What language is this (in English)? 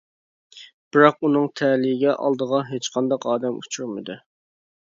Uyghur